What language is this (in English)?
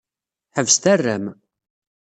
Kabyle